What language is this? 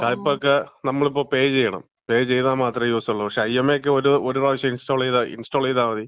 Malayalam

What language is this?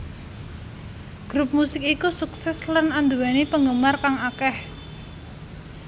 Javanese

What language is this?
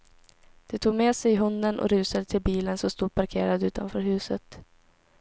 Swedish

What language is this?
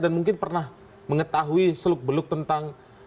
Indonesian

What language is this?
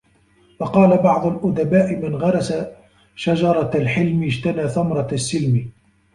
Arabic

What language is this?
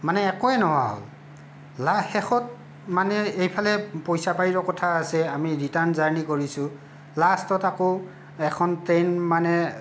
Assamese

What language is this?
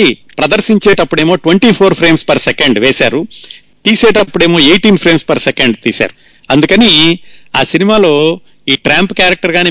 Telugu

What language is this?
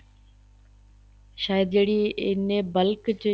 Punjabi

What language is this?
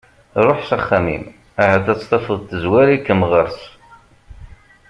Kabyle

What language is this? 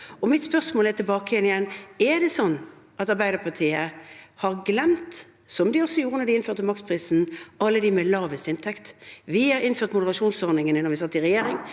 Norwegian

